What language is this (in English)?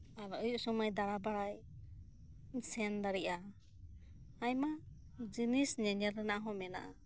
Santali